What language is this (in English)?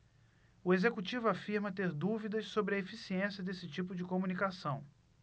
Portuguese